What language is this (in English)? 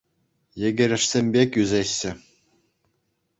Chuvash